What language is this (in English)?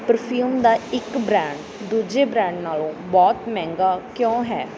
Punjabi